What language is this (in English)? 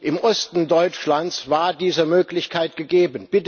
German